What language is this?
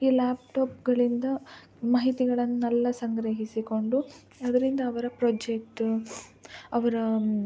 Kannada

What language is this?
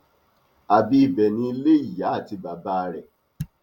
Yoruba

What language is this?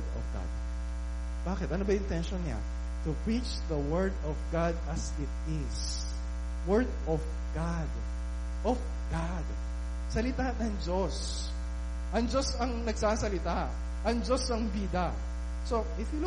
Filipino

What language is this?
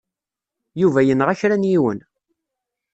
Kabyle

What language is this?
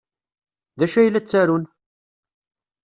Kabyle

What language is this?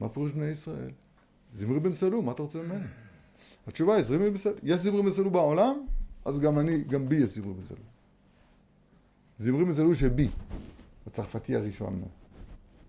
Hebrew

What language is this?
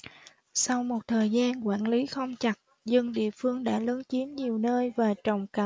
Vietnamese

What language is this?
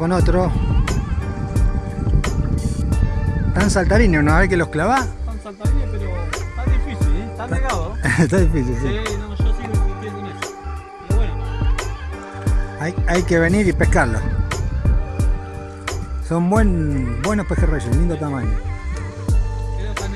Spanish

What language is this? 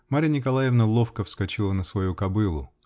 Russian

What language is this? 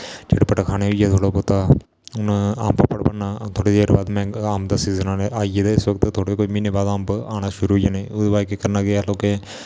Dogri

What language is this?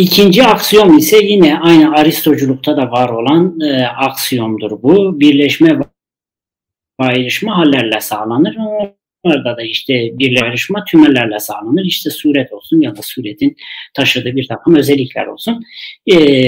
Turkish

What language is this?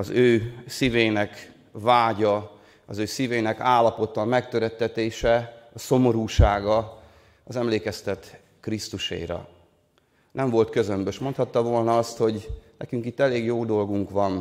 Hungarian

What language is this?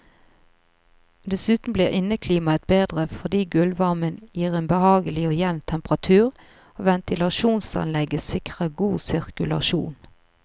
Norwegian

